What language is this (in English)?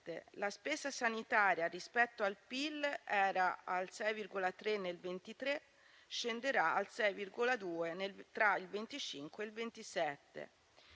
Italian